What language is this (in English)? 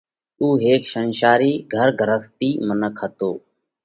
Parkari Koli